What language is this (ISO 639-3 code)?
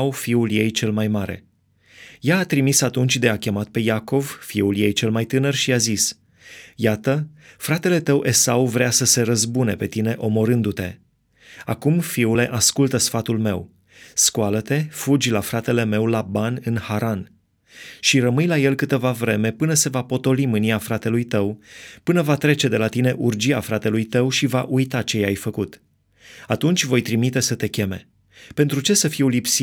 ron